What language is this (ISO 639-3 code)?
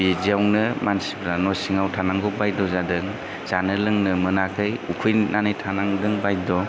brx